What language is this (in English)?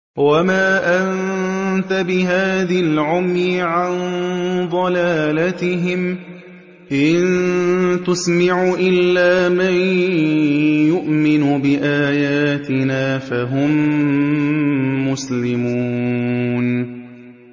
Arabic